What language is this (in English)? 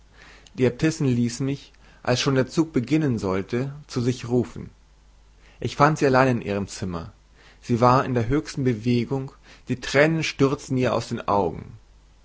German